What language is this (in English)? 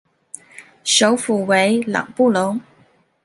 Chinese